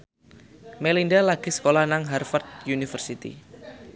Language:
Javanese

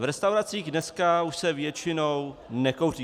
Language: Czech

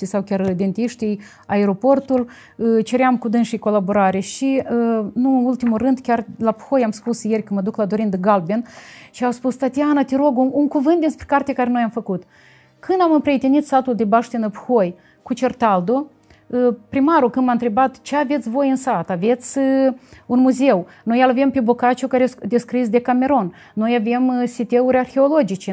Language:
Romanian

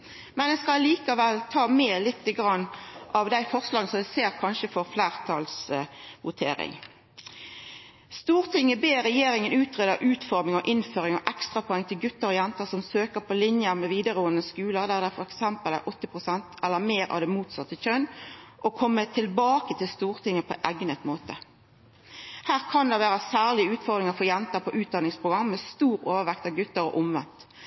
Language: Norwegian Nynorsk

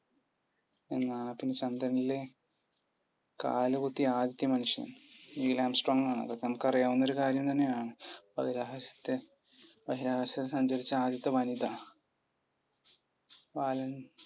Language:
Malayalam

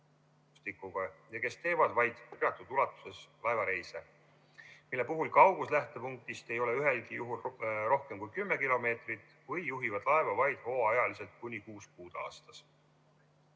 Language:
Estonian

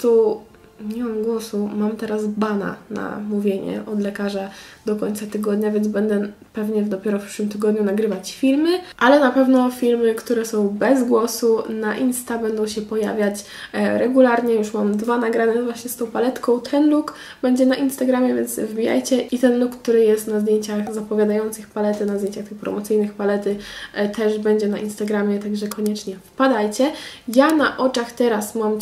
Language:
Polish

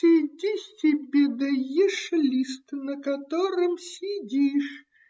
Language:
Russian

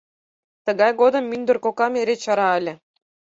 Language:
Mari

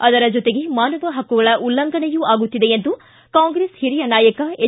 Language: Kannada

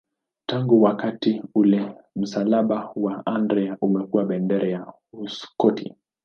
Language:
Swahili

